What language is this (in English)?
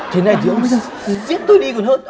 Vietnamese